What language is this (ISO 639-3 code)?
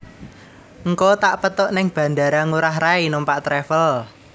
jav